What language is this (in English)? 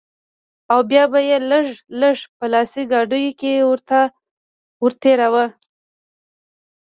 Pashto